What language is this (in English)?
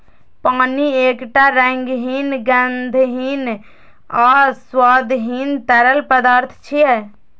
Maithili